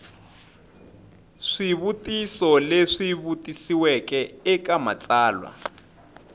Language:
Tsonga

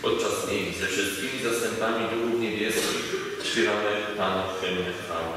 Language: Polish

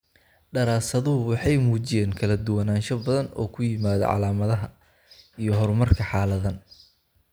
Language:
Somali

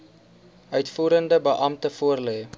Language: Afrikaans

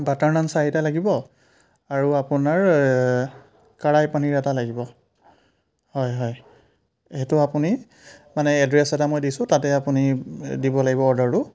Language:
Assamese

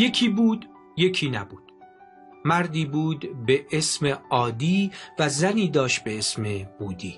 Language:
Persian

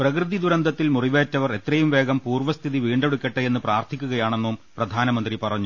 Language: Malayalam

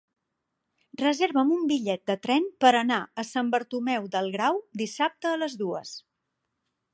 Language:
Catalan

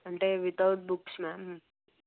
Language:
Telugu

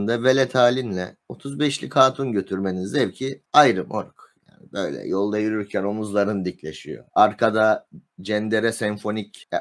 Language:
Turkish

